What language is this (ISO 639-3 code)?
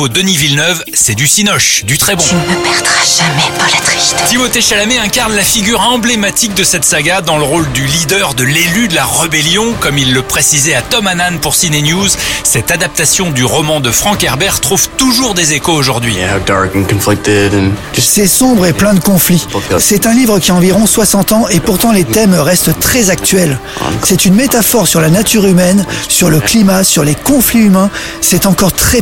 fra